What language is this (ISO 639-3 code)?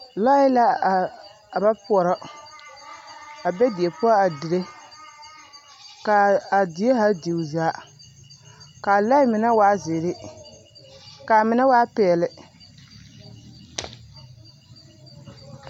dga